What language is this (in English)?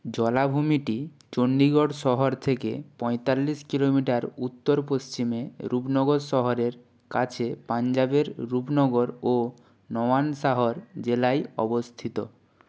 Bangla